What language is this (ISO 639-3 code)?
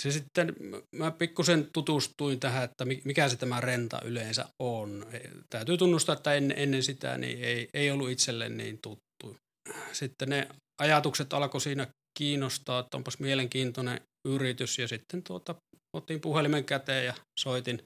fin